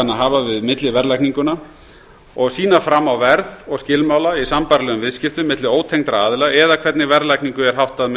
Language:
Icelandic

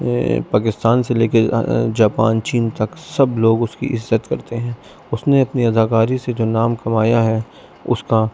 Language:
Urdu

